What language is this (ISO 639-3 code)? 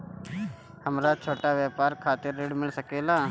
bho